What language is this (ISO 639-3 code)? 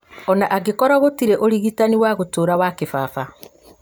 kik